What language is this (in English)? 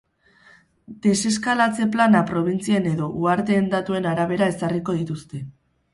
Basque